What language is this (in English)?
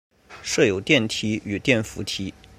Chinese